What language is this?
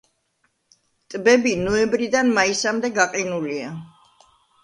Georgian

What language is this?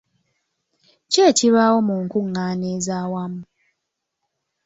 Ganda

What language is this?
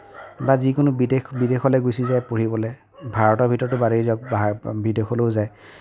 Assamese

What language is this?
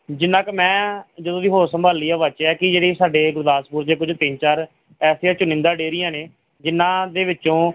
Punjabi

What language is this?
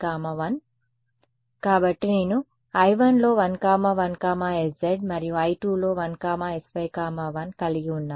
Telugu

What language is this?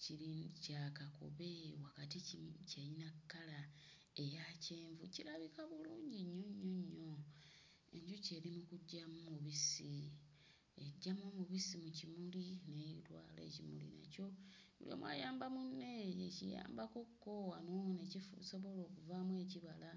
Ganda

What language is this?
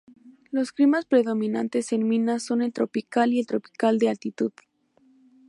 Spanish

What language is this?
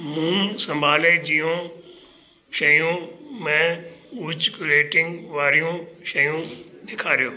Sindhi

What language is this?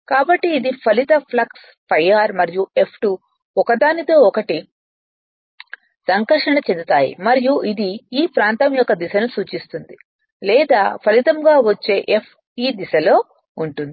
Telugu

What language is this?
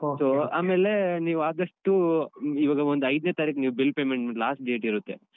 Kannada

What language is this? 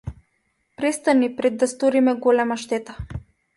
Macedonian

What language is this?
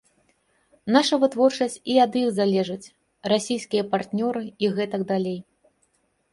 Belarusian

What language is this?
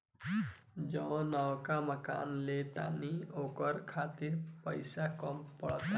Bhojpuri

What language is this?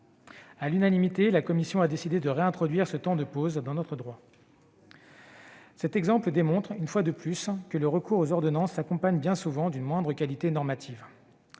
French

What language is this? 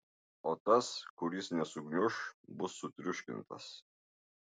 Lithuanian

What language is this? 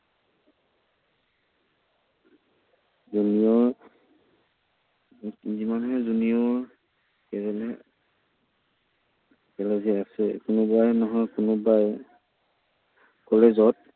Assamese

